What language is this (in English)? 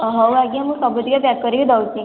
Odia